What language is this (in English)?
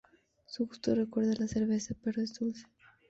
Spanish